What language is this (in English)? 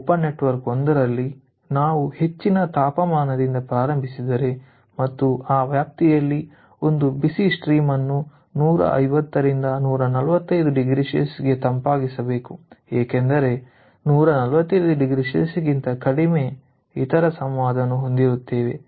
Kannada